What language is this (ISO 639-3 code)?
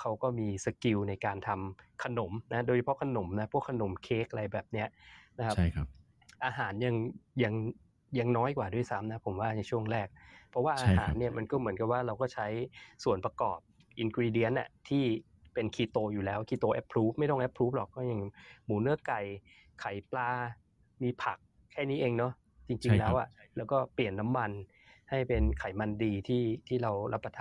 tha